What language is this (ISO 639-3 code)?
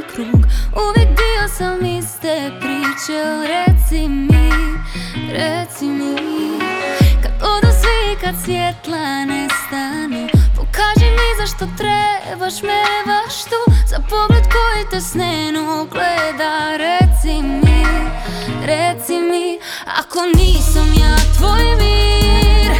hrv